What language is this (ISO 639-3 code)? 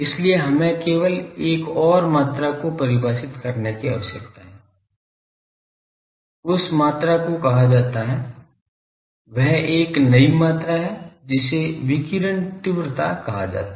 hin